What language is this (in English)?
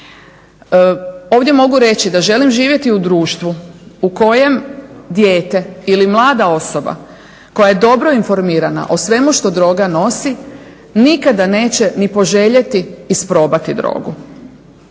Croatian